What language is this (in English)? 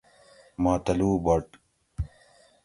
Gawri